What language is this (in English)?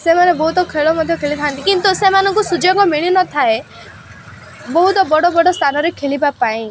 Odia